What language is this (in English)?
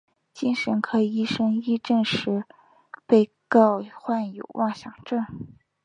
Chinese